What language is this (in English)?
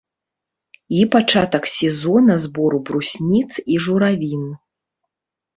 Belarusian